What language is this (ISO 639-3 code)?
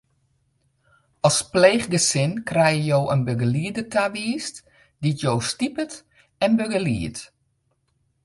fry